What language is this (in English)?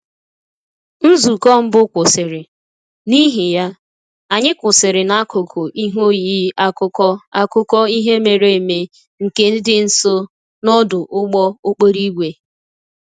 Igbo